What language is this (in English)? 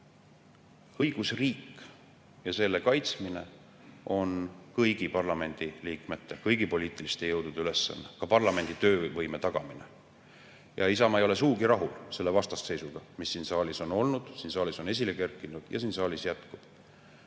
Estonian